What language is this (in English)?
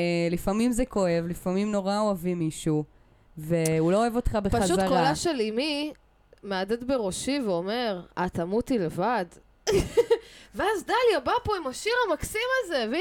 Hebrew